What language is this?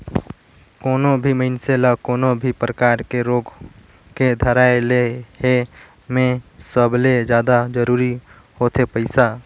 Chhattisgarhi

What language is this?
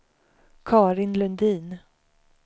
Swedish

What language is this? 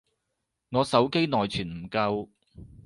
Cantonese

